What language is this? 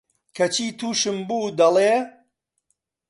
Central Kurdish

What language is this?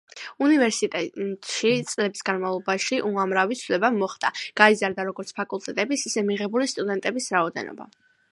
Georgian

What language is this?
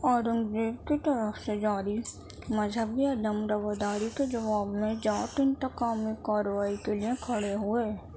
Urdu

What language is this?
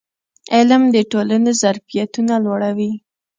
Pashto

